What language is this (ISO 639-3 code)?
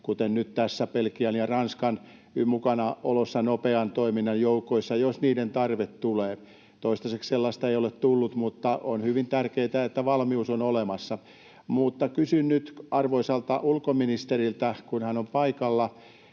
fin